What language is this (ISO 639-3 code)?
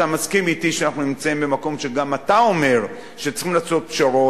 heb